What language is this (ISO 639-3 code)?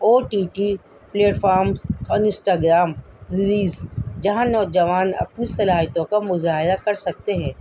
urd